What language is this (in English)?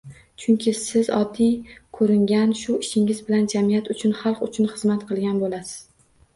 Uzbek